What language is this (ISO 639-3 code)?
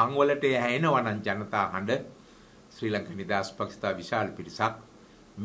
ron